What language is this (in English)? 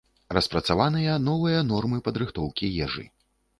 Belarusian